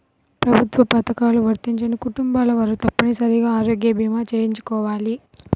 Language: Telugu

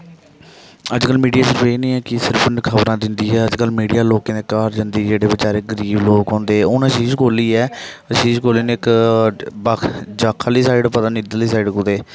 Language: Dogri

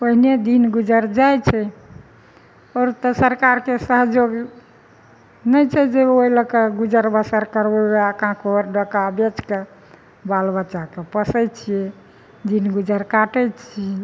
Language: Maithili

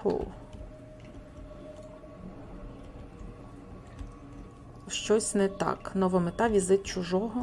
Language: Ukrainian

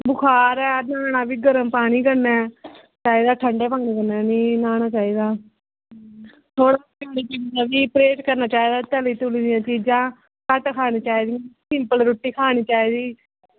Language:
Dogri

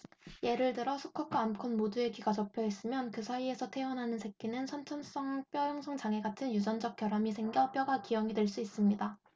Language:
Korean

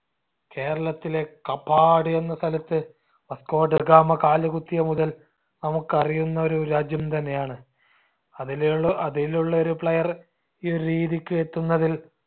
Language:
Malayalam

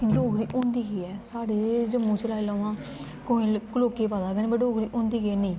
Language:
Dogri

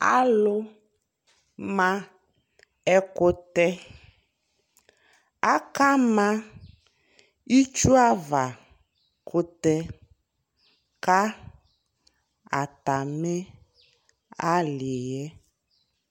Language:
Ikposo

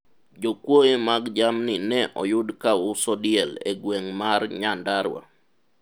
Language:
Luo (Kenya and Tanzania)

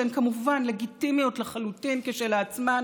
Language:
Hebrew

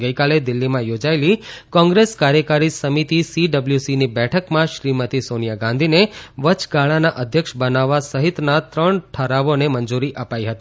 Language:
Gujarati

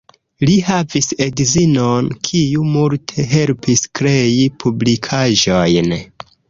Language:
Esperanto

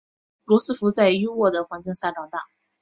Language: Chinese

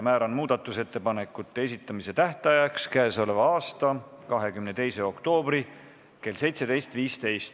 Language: Estonian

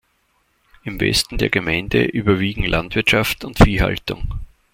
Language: German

